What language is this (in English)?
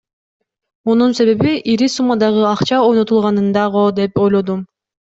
Kyrgyz